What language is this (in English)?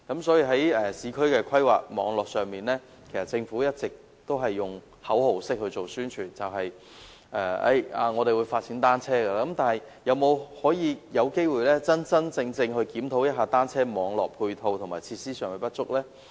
Cantonese